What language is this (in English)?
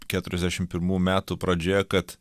Lithuanian